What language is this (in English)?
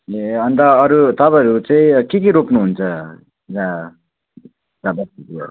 Nepali